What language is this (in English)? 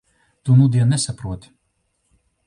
Latvian